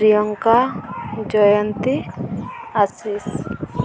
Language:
Odia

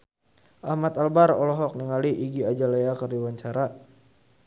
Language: Sundanese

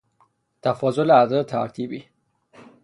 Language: Persian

